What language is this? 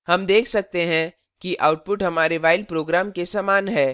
Hindi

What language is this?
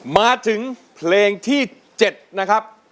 Thai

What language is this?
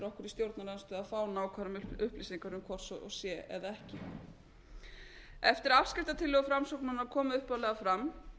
Icelandic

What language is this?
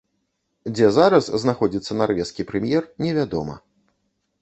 Belarusian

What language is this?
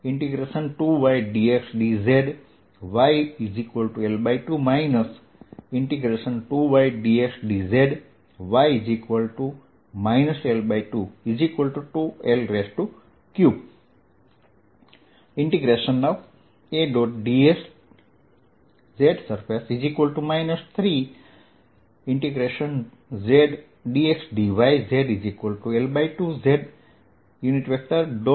Gujarati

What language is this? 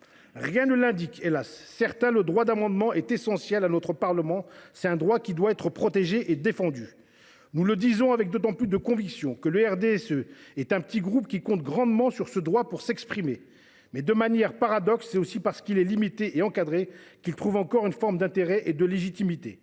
French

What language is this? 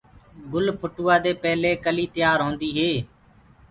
Gurgula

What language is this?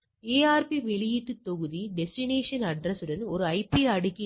Tamil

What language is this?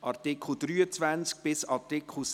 Swiss German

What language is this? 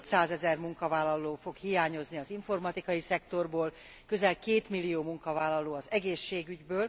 Hungarian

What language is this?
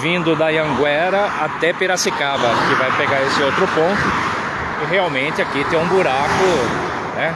Portuguese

